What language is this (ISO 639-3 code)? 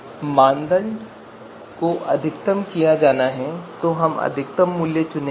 hin